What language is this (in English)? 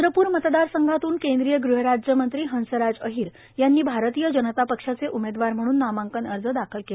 Marathi